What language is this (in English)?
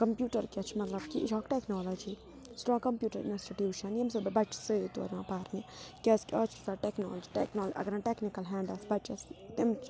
Kashmiri